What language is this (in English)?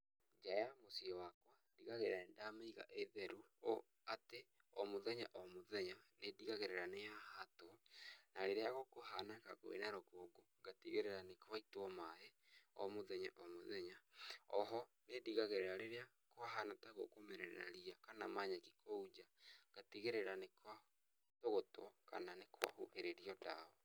Kikuyu